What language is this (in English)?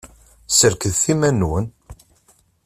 Kabyle